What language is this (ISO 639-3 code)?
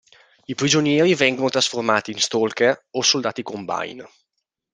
ita